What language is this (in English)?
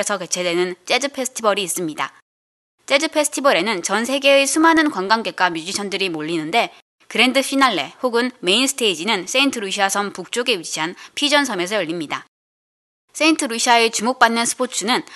Korean